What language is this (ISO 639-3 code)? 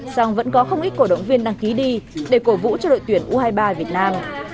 vie